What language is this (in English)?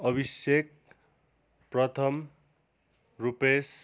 Nepali